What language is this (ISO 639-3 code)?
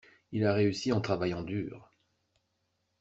fra